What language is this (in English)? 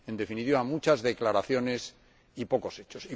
Spanish